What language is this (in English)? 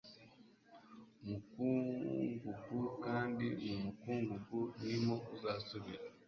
Kinyarwanda